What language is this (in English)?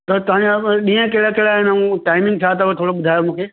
Sindhi